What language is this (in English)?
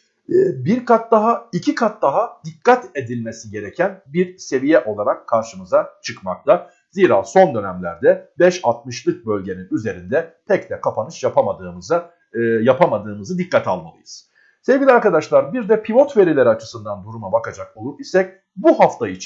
Turkish